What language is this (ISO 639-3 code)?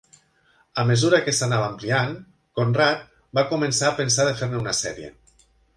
cat